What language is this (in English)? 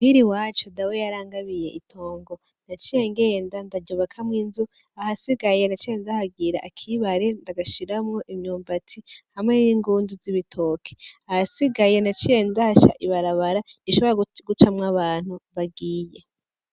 Rundi